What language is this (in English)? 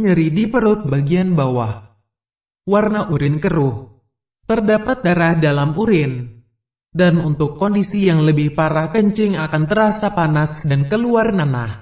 Indonesian